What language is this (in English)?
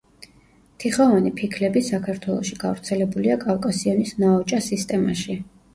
Georgian